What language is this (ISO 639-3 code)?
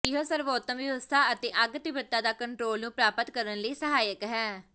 pan